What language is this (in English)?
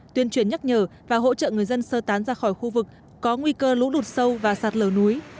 Vietnamese